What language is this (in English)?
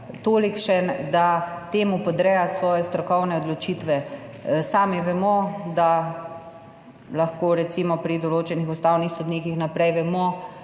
Slovenian